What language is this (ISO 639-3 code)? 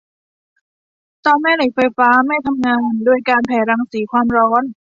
tha